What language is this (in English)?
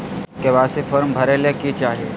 Magahi